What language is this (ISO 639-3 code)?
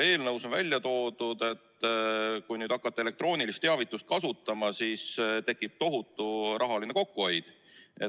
est